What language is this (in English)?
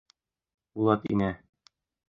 Bashkir